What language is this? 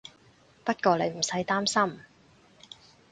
Cantonese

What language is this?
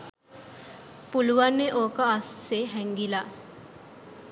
Sinhala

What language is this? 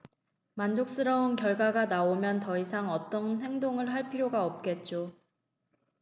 Korean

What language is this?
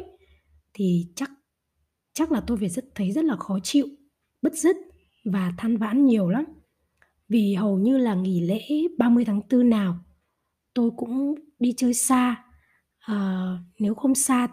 Vietnamese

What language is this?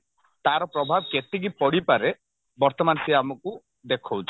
Odia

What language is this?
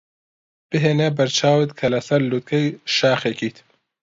Central Kurdish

